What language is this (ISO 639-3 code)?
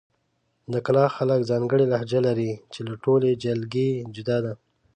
pus